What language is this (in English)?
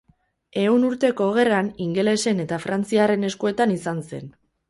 Basque